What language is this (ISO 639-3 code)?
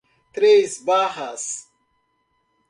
por